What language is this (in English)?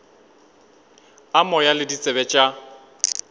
Northern Sotho